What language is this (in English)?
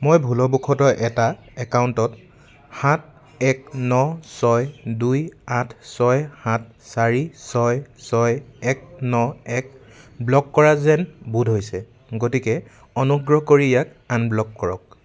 Assamese